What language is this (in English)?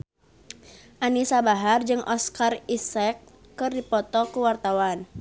Sundanese